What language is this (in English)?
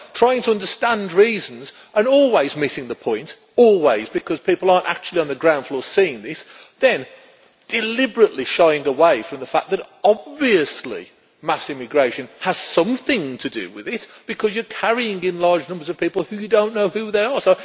English